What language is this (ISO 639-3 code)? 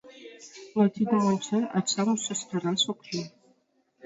chm